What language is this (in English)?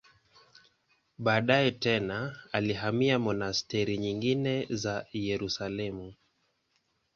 Swahili